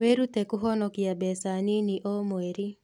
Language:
Kikuyu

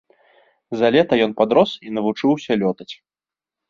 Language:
Belarusian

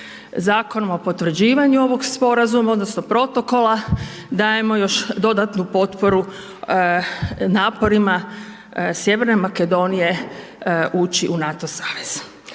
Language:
Croatian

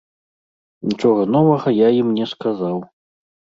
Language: Belarusian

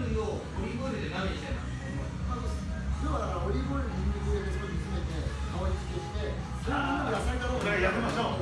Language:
Japanese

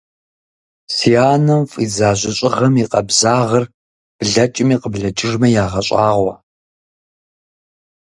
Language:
Kabardian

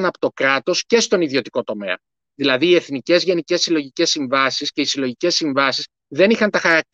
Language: Greek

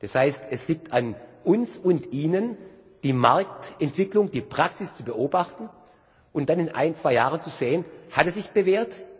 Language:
German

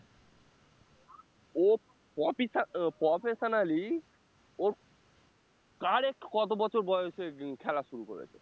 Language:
Bangla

